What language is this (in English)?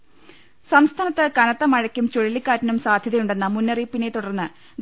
Malayalam